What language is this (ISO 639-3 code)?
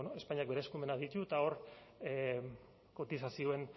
eus